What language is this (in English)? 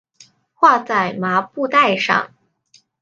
Chinese